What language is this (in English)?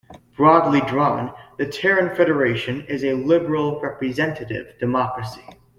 English